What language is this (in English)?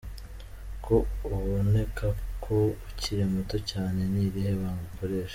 Kinyarwanda